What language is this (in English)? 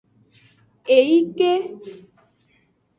Aja (Benin)